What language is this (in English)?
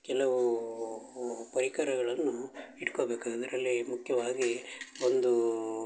Kannada